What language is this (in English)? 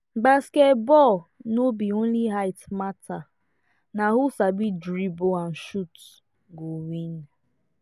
Nigerian Pidgin